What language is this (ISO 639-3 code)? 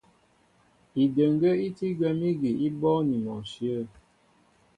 mbo